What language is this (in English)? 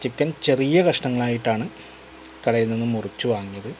Malayalam